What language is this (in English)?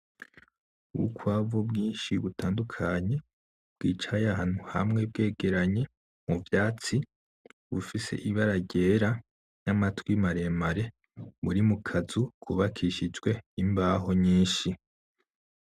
Rundi